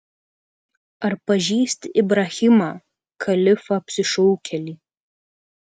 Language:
Lithuanian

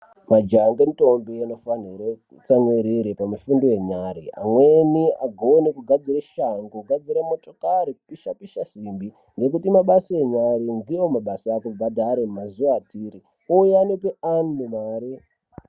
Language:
Ndau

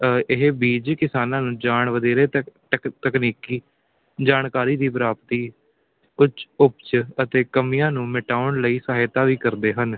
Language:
Punjabi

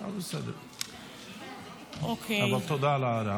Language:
Hebrew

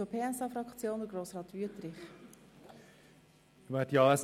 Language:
Swiss German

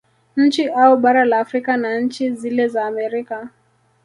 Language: Swahili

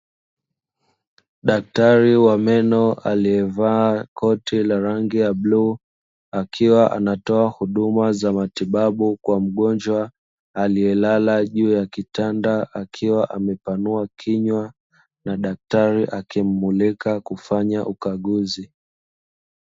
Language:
Swahili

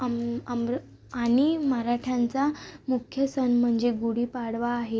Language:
Marathi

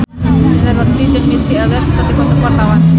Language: Sundanese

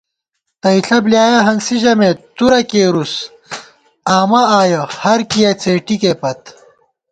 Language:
Gawar-Bati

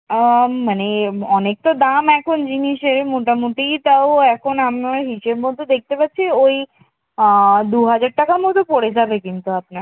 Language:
Bangla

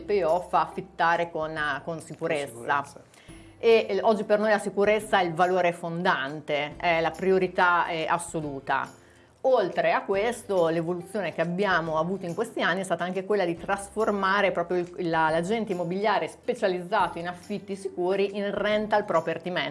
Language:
Italian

